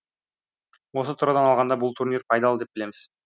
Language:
Kazakh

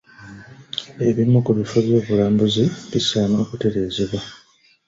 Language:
Ganda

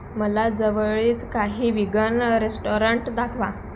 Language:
Marathi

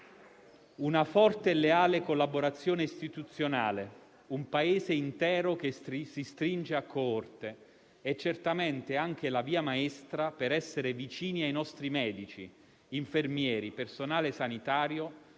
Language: Italian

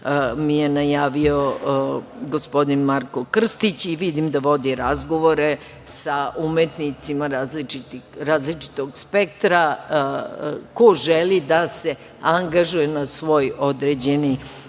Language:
Serbian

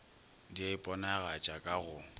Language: Northern Sotho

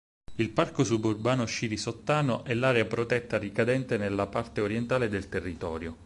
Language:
Italian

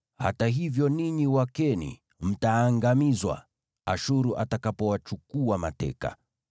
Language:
Swahili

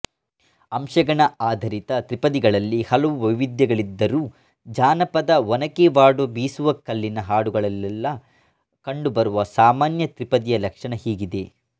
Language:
Kannada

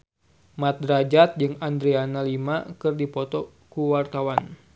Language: Sundanese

